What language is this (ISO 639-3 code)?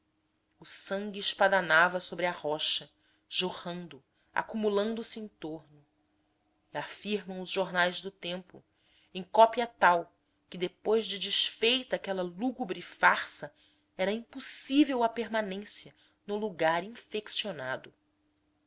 por